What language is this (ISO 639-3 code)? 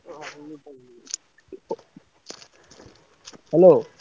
ori